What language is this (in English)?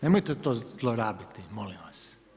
Croatian